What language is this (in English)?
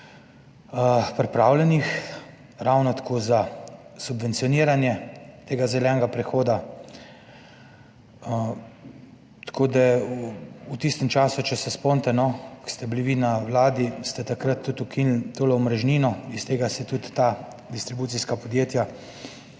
Slovenian